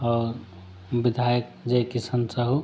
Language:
Hindi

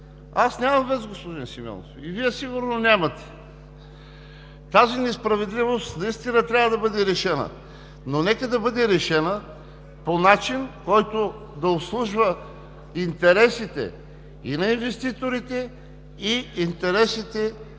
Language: Bulgarian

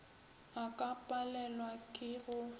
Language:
Northern Sotho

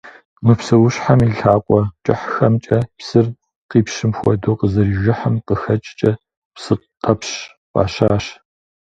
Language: Kabardian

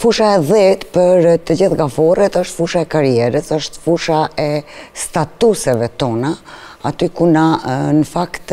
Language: Romanian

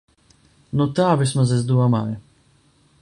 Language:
Latvian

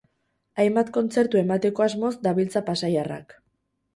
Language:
Basque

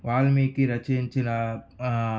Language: Telugu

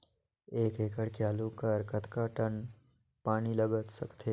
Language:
Chhattisgarhi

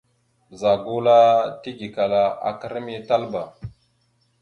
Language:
Mada (Cameroon)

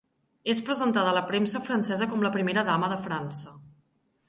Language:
Catalan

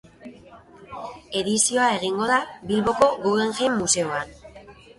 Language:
Basque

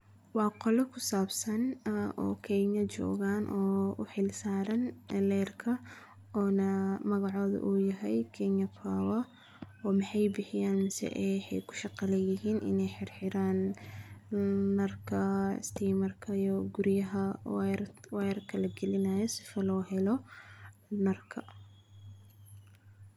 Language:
Somali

